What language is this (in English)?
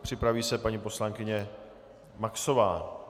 Czech